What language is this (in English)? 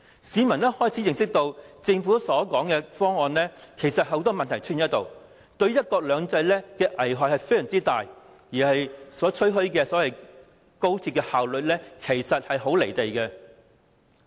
Cantonese